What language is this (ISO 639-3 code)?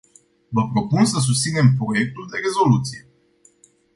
ron